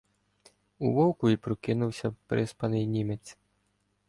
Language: Ukrainian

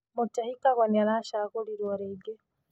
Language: Kikuyu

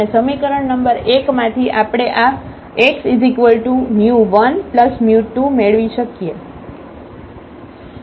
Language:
Gujarati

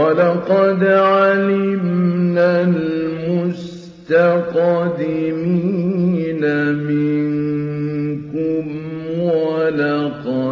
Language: Arabic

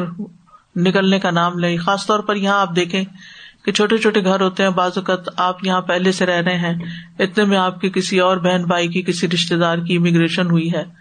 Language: Urdu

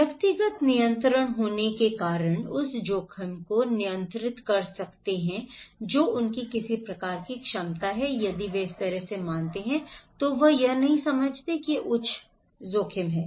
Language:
Hindi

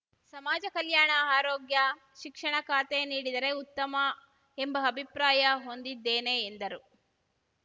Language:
Kannada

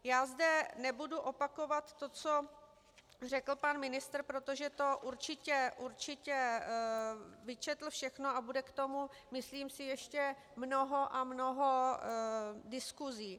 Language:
Czech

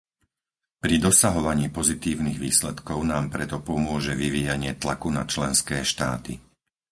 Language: Slovak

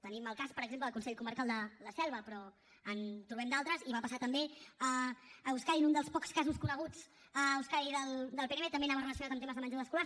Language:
Catalan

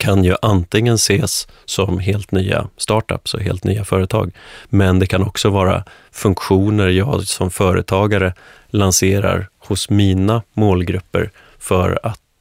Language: Swedish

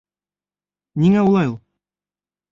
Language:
Bashkir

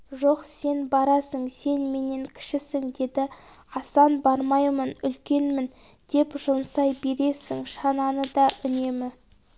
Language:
Kazakh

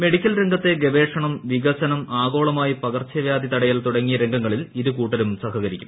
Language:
Malayalam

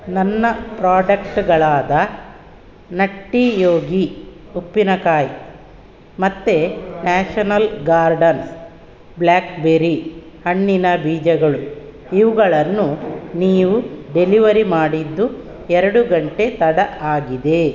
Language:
Kannada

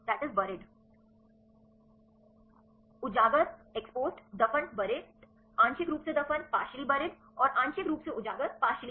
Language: Hindi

